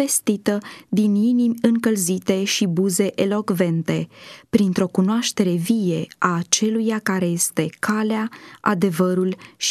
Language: Romanian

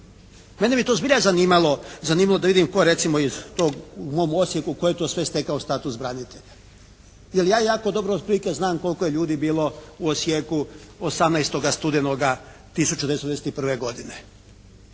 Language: Croatian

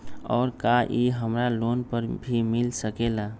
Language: Magahi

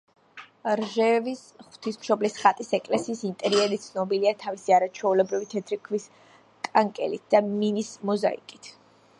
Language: Georgian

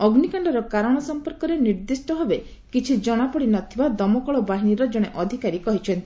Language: Odia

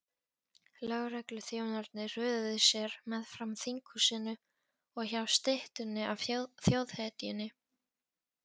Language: Icelandic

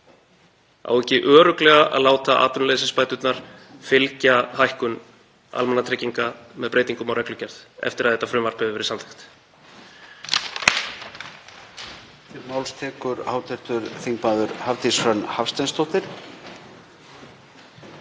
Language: Icelandic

